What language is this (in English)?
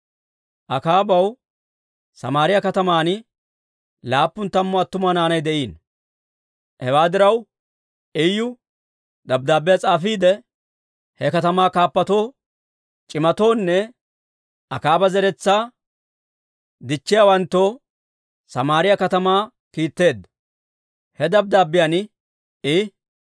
Dawro